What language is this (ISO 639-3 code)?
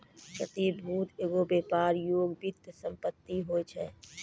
mai